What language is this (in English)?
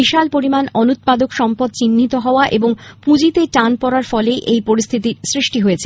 Bangla